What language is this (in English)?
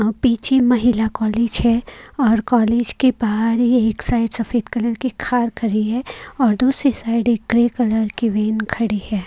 Hindi